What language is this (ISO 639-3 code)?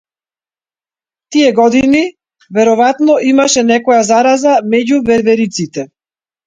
mkd